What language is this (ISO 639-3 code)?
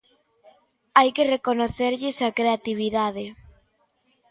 glg